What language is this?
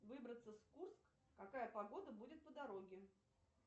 Russian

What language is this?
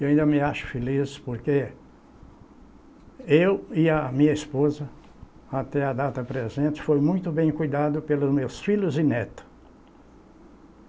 Portuguese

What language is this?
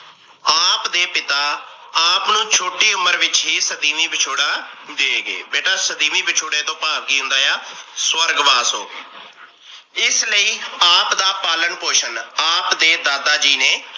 Punjabi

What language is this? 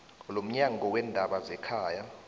South Ndebele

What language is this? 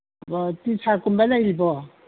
Manipuri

